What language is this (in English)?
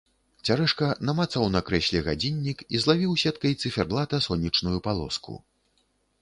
Belarusian